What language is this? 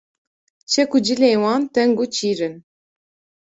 Kurdish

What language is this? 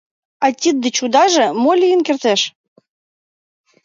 Mari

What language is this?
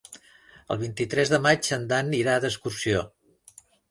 Catalan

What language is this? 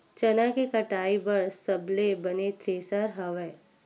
Chhattisgarhi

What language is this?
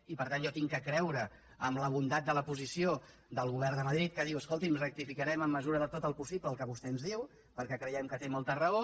Catalan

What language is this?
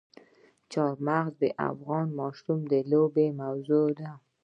Pashto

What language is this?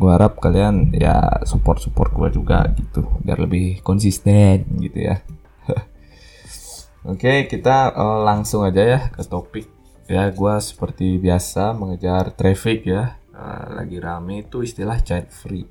Indonesian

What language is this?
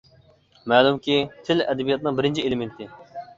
Uyghur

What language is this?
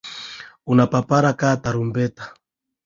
Swahili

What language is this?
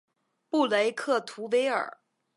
Chinese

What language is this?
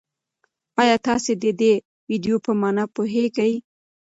Pashto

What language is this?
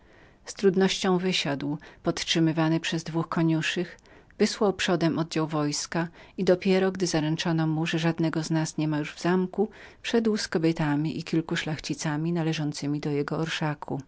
Polish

